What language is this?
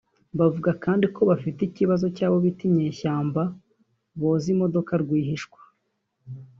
Kinyarwanda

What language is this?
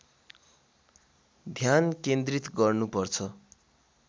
Nepali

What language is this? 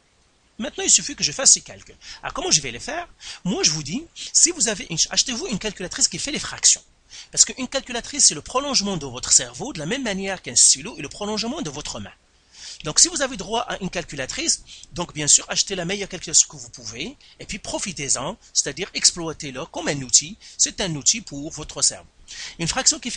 French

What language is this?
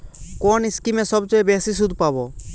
Bangla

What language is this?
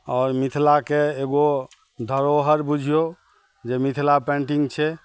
Maithili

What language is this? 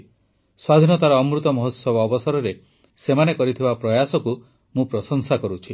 Odia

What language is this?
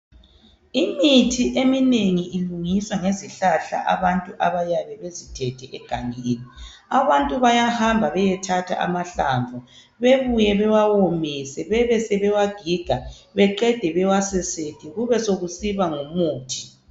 North Ndebele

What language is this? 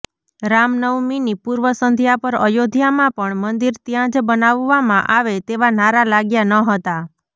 Gujarati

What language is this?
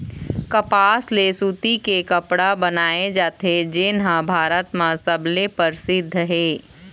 Chhattisgarhi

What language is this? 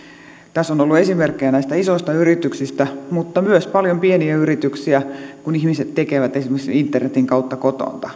Finnish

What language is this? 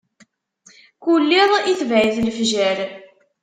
Kabyle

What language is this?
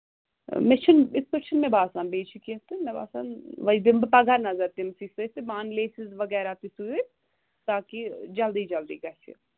Kashmiri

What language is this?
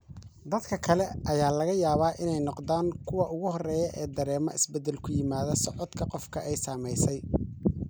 Somali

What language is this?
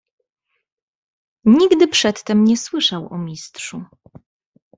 Polish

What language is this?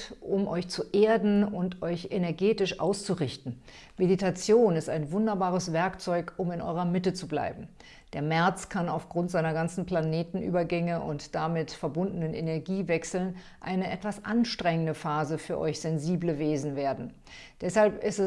German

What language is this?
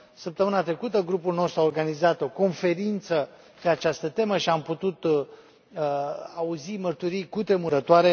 Romanian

